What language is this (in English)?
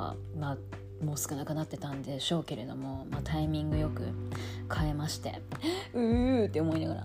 Japanese